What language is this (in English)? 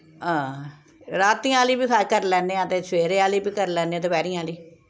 Dogri